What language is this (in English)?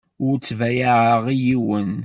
Kabyle